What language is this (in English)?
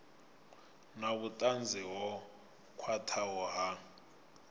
Venda